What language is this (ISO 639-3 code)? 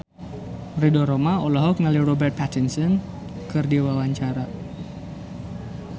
sun